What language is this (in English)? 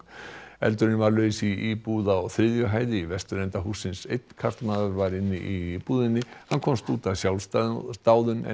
Icelandic